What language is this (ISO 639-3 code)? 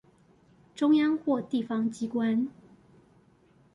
zho